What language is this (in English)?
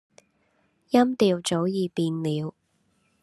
Cantonese